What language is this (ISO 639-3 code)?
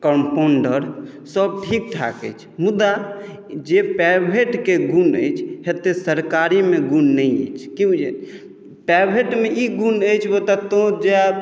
mai